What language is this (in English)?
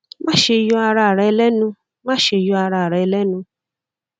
Yoruba